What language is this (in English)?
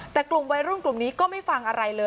Thai